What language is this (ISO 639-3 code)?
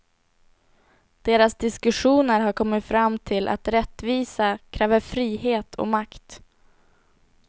swe